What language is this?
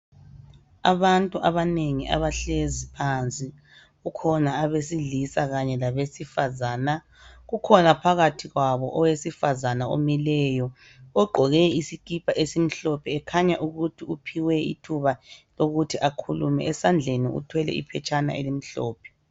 North Ndebele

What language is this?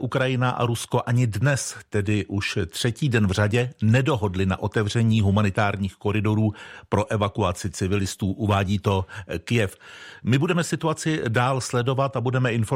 Czech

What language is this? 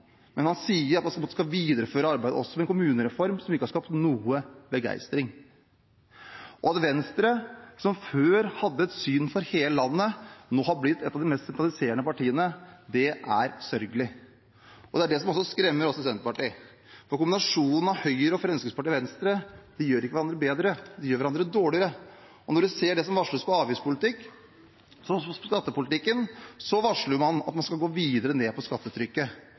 Norwegian Bokmål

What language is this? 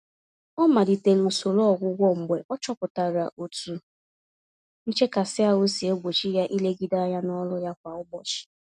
Igbo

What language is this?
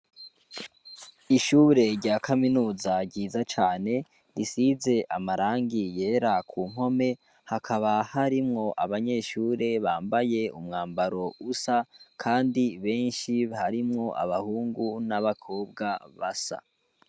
Rundi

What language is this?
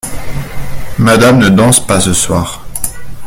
French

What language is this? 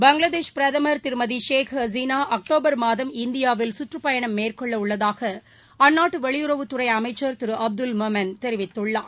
Tamil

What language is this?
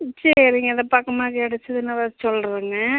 Tamil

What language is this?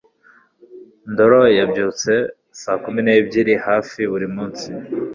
Kinyarwanda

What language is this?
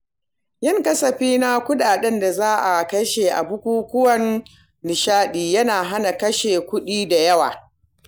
Hausa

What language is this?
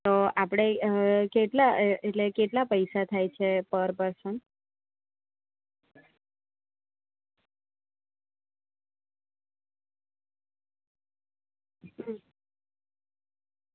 Gujarati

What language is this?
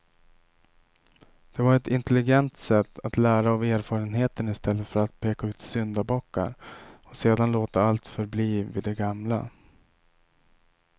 Swedish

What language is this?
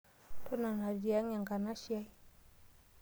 Masai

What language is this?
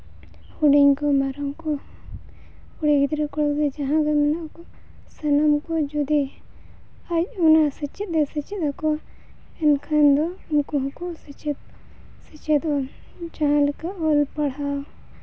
Santali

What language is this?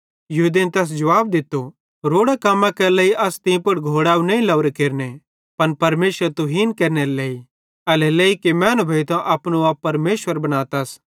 Bhadrawahi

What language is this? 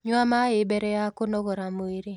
Kikuyu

